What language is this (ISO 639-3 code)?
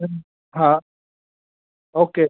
snd